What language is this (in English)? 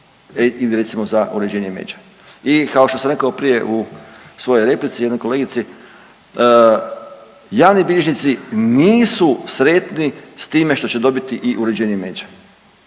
Croatian